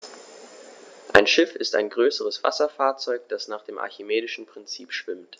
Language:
German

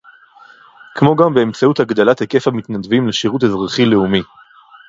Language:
Hebrew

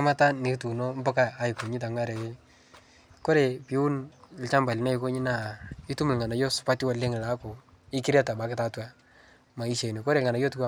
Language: Masai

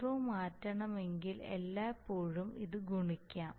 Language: Malayalam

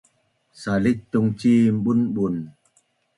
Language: Bunun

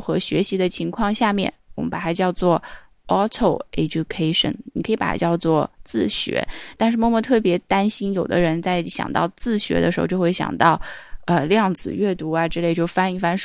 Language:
Chinese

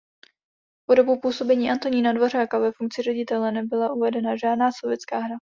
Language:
Czech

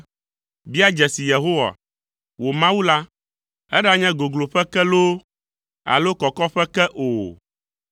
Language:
Ewe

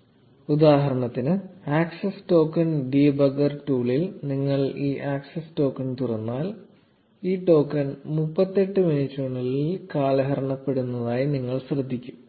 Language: Malayalam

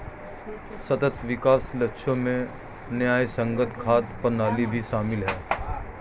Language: Hindi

